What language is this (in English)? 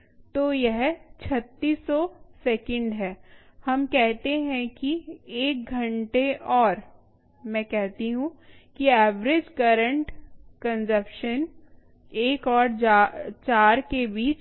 Hindi